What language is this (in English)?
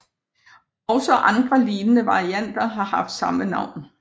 Danish